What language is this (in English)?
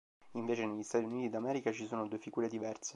Italian